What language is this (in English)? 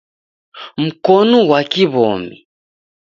Taita